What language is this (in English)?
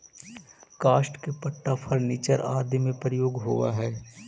Magahi